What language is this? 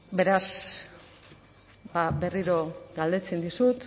Basque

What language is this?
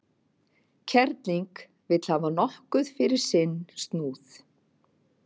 Icelandic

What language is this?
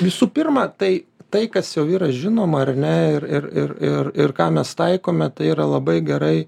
Lithuanian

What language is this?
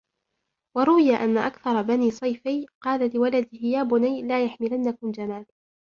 Arabic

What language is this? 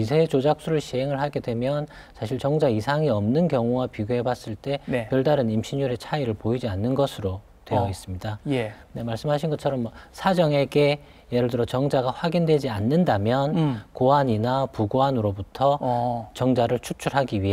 Korean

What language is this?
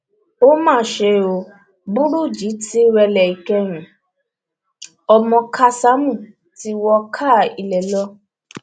Yoruba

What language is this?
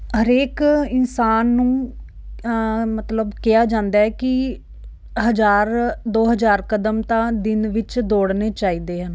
Punjabi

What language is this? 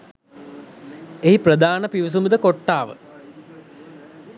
Sinhala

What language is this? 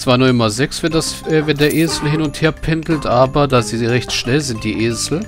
German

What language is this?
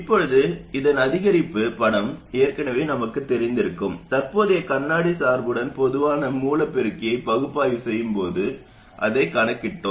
Tamil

